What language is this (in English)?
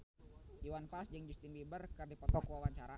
Sundanese